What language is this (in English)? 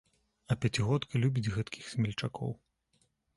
Belarusian